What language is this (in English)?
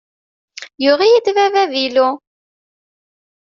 Kabyle